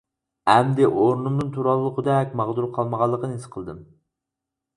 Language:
Uyghur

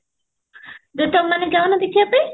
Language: Odia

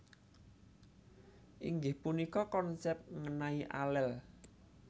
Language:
Javanese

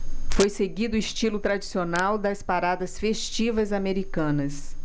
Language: Portuguese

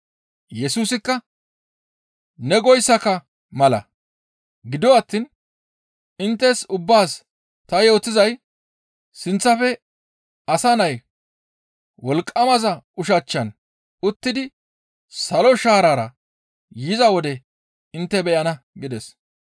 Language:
Gamo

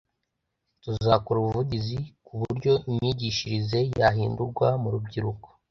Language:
Kinyarwanda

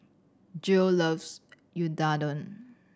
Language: English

